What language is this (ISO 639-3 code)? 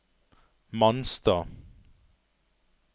nor